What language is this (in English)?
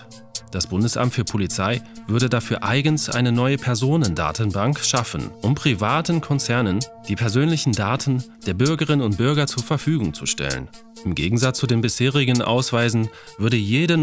German